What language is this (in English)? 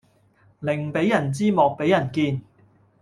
Cantonese